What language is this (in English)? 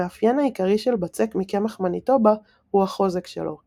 Hebrew